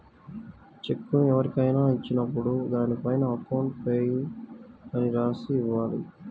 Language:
Telugu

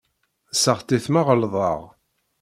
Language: Kabyle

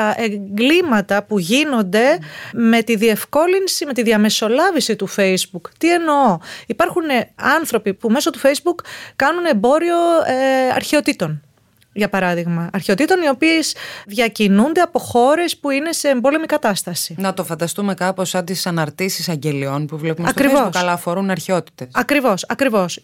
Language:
Greek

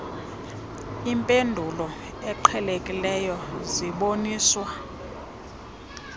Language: Xhosa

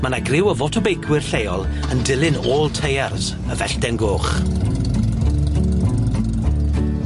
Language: Welsh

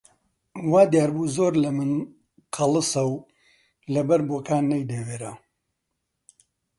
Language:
Central Kurdish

